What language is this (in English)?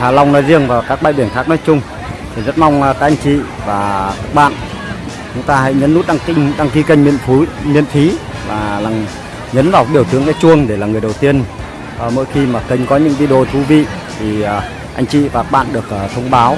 Vietnamese